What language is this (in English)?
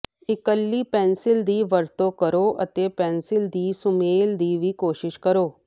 Punjabi